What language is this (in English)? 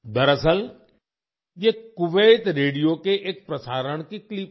Hindi